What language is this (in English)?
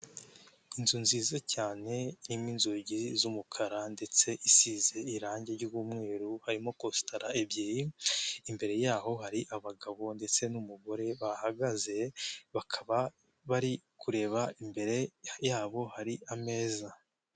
Kinyarwanda